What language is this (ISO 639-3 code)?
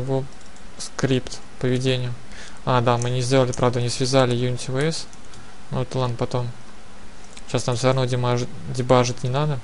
rus